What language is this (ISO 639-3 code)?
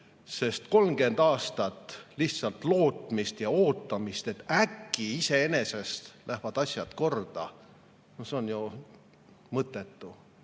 est